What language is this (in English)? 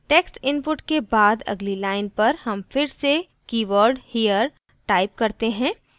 Hindi